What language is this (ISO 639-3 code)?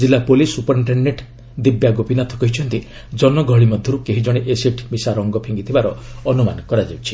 ori